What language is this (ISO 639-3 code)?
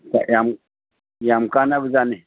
mni